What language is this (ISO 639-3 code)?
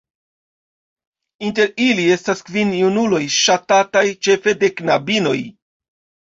epo